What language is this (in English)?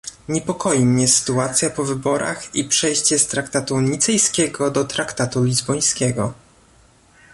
Polish